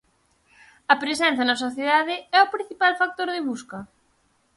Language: Galician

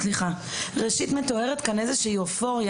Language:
Hebrew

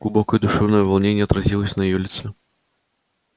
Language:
Russian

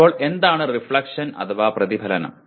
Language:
Malayalam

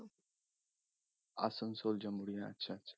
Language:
Punjabi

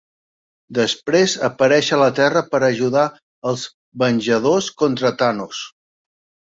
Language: Catalan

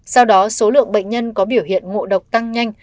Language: Vietnamese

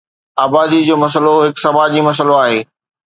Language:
Sindhi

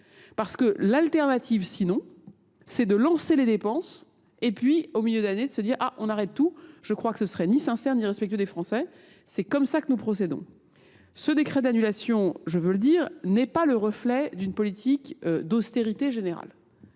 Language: French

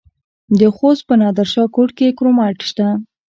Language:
Pashto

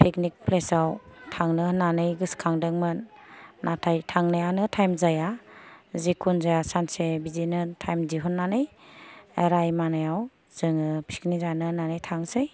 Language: Bodo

